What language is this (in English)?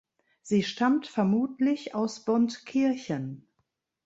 German